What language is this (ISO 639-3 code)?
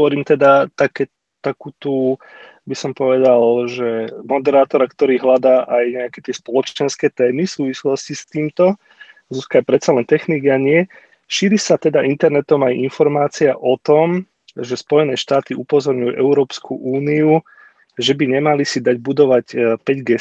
slk